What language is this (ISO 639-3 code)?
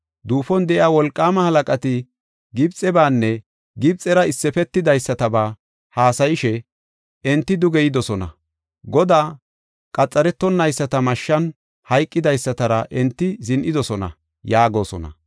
gof